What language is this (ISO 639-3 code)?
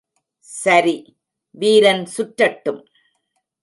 tam